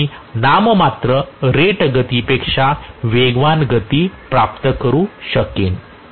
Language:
Marathi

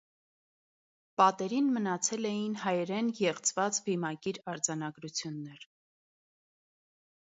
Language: Armenian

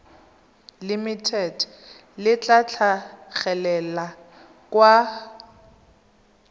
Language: Tswana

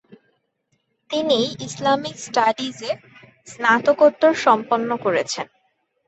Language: Bangla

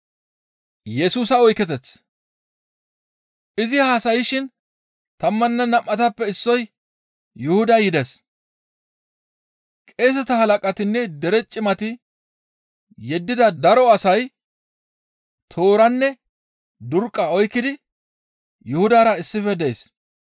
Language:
Gamo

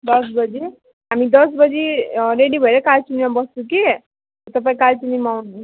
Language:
Nepali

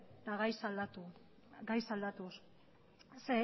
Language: Basque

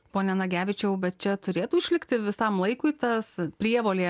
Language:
Lithuanian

